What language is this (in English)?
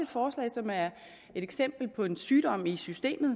Danish